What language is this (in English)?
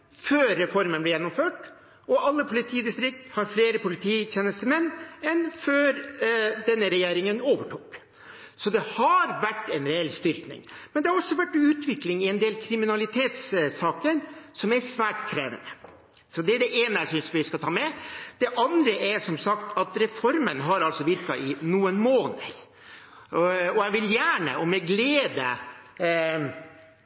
Norwegian Bokmål